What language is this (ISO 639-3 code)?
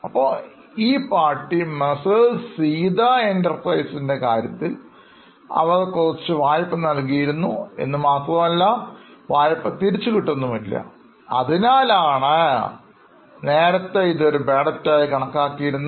mal